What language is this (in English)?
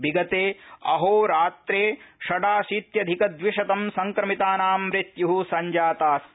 Sanskrit